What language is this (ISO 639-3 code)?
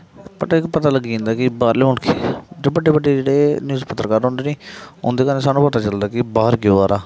doi